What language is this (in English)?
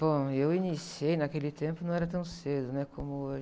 Portuguese